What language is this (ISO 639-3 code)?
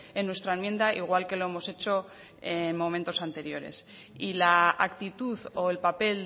spa